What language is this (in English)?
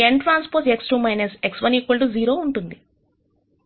Telugu